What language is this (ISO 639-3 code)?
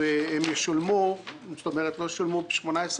heb